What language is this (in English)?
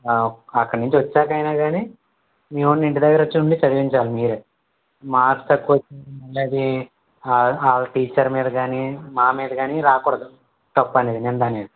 Telugu